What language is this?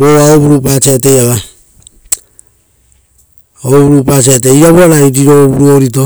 Rotokas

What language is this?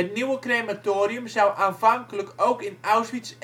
Dutch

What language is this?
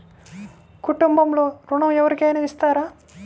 Telugu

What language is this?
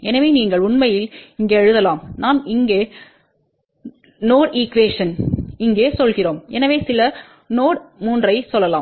Tamil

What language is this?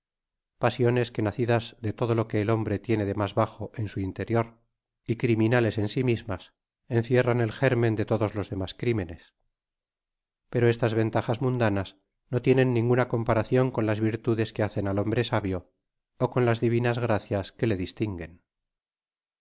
Spanish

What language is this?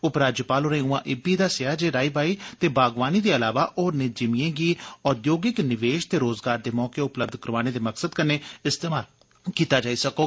Dogri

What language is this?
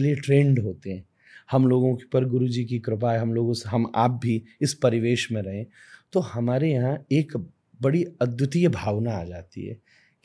Hindi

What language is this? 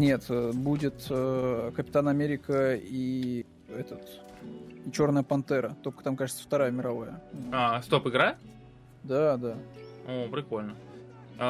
Russian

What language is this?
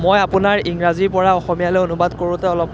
Assamese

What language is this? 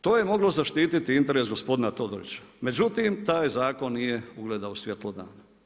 Croatian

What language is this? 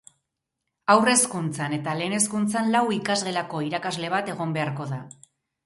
Basque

